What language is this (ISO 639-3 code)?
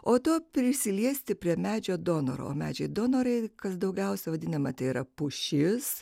lit